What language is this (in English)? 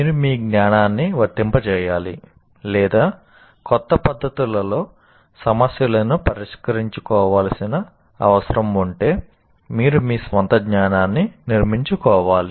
Telugu